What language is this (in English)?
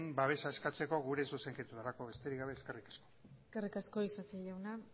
Basque